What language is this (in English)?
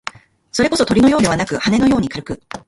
Japanese